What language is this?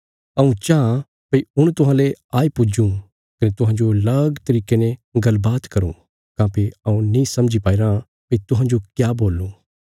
Bilaspuri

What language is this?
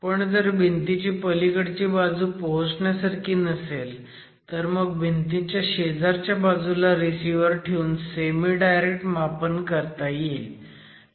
Marathi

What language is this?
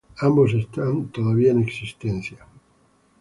Spanish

